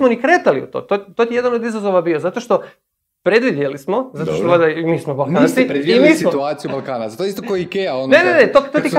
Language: Croatian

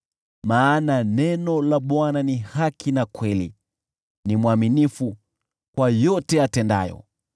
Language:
Swahili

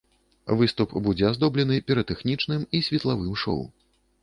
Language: Belarusian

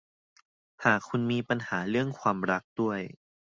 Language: Thai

